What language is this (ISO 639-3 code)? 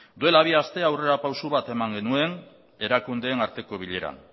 eus